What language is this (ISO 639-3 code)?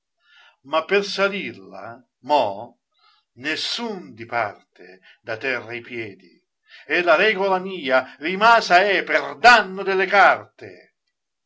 ita